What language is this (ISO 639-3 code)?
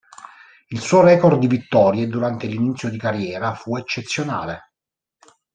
ita